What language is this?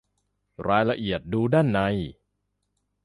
Thai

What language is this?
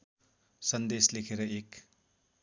Nepali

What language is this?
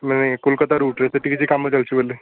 Odia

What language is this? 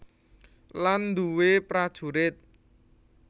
Javanese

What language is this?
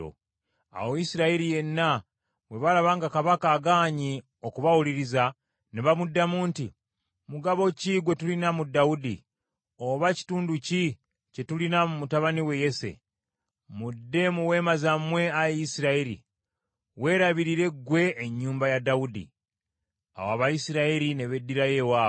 Ganda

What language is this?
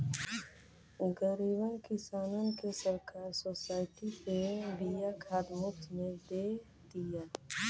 Bhojpuri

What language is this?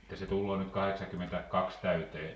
Finnish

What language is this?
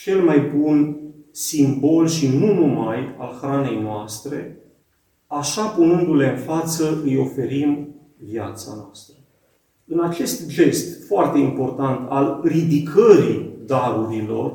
Romanian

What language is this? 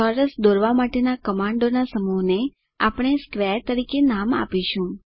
Gujarati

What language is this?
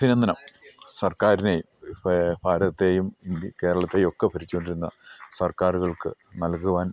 Malayalam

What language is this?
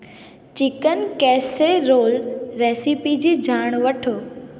Sindhi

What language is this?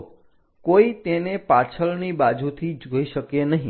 Gujarati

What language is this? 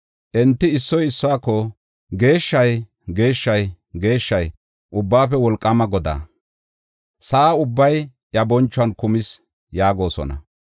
Gofa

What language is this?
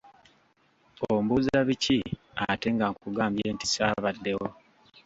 Ganda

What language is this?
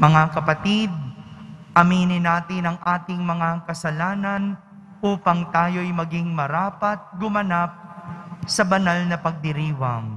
Filipino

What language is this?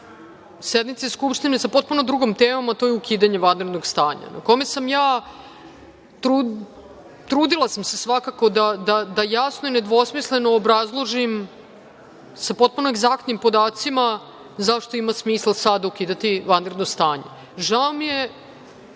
Serbian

